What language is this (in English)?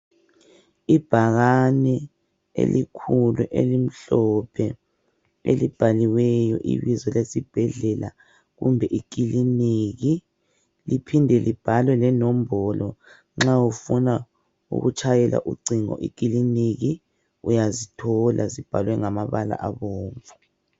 North Ndebele